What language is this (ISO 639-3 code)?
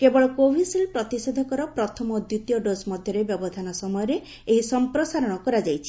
ori